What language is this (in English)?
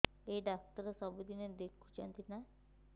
Odia